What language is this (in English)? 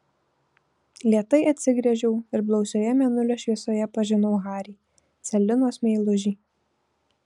Lithuanian